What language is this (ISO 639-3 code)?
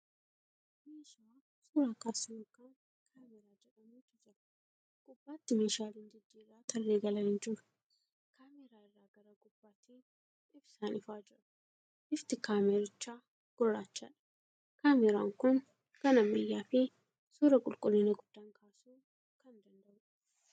orm